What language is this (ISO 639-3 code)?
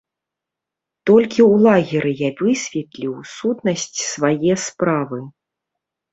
bel